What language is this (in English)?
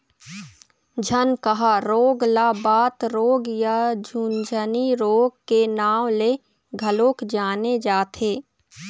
Chhattisgarhi